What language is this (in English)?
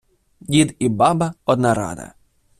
Ukrainian